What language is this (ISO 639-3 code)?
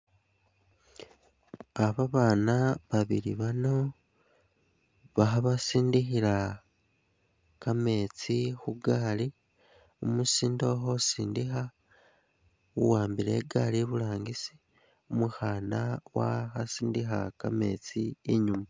myx